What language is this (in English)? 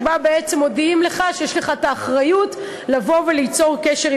Hebrew